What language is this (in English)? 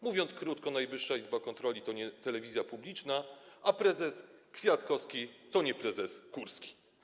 Polish